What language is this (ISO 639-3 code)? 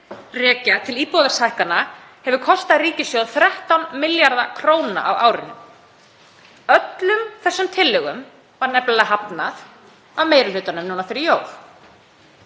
isl